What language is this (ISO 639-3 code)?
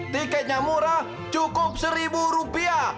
ind